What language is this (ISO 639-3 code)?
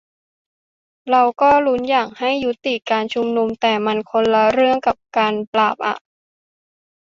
tha